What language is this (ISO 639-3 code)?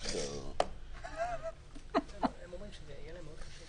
heb